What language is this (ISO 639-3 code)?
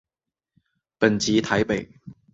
zho